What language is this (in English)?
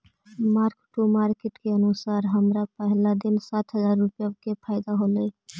Magahi